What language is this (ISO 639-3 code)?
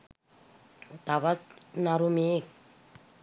sin